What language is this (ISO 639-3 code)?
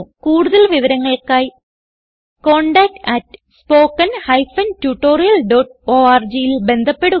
mal